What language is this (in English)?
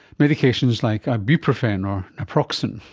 English